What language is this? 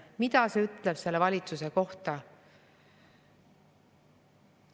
Estonian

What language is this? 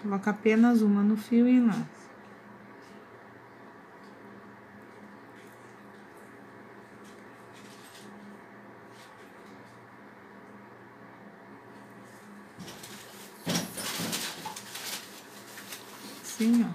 Portuguese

